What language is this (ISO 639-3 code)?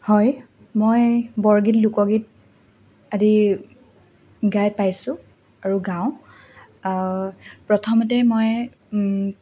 asm